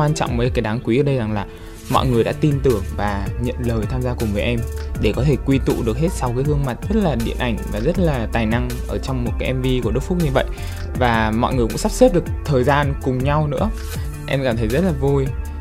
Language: Vietnamese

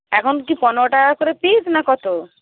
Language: Bangla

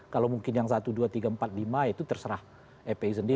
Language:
Indonesian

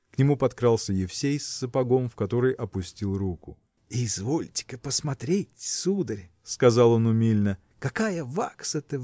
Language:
Russian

